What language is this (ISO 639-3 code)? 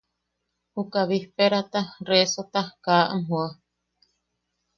yaq